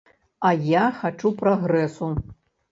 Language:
Belarusian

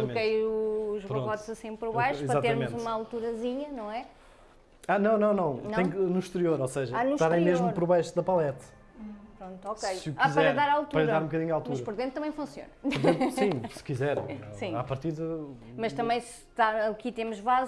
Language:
Portuguese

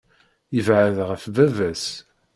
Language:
Kabyle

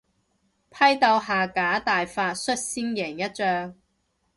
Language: Cantonese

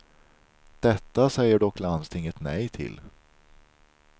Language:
Swedish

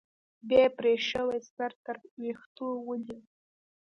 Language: Pashto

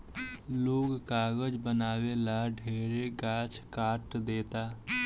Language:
Bhojpuri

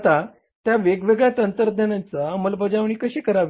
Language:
Marathi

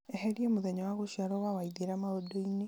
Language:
Kikuyu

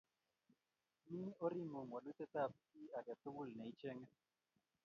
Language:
Kalenjin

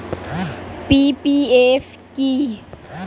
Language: Bangla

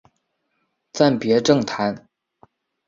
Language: Chinese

